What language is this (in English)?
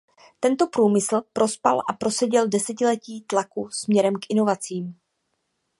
Czech